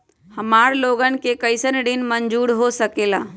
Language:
Magahi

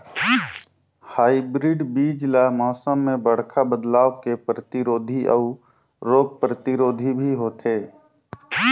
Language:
Chhattisgarhi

